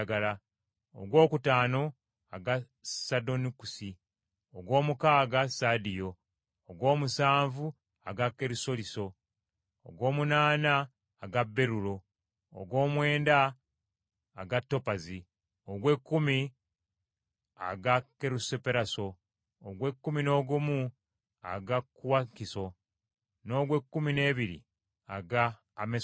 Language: Ganda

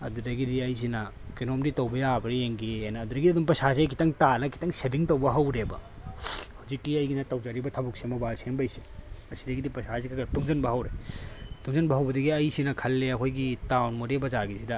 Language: Manipuri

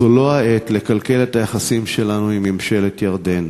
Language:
Hebrew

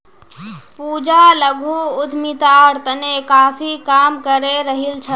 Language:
Magahi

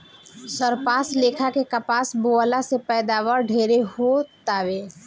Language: Bhojpuri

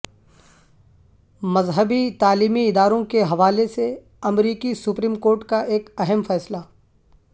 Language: Urdu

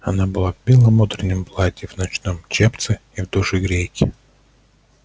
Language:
Russian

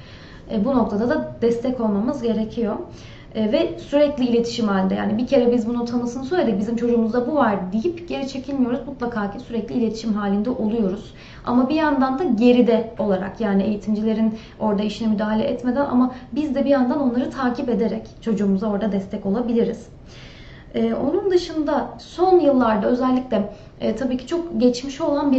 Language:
Turkish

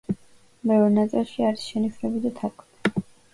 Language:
Georgian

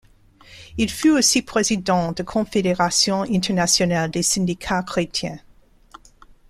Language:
French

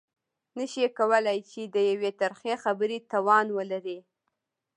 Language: Pashto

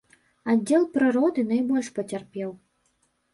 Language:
Belarusian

